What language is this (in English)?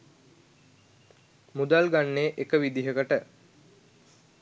Sinhala